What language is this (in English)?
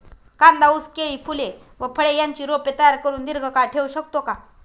Marathi